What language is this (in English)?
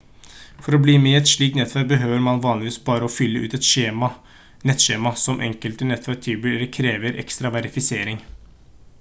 Norwegian Bokmål